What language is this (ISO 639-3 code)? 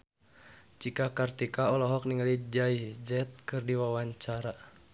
sun